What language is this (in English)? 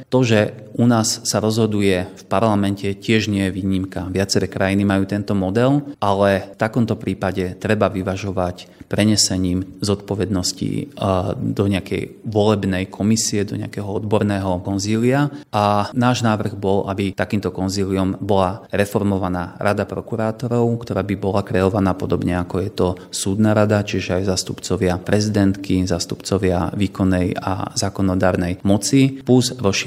Slovak